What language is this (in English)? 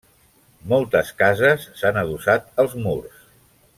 Catalan